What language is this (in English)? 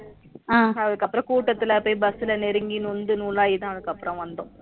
Tamil